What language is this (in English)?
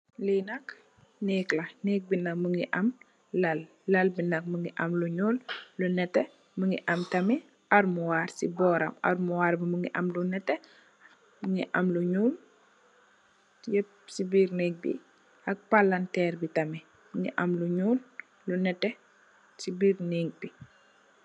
Wolof